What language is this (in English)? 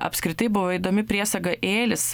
Lithuanian